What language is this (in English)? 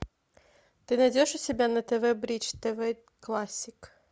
Russian